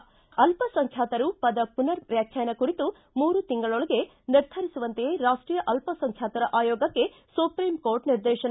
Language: Kannada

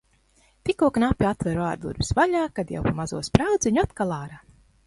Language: Latvian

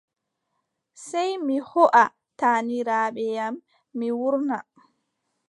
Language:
Adamawa Fulfulde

